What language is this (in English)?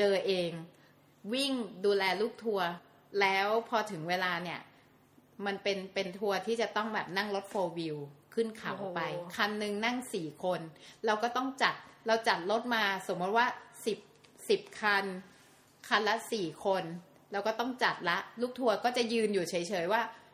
Thai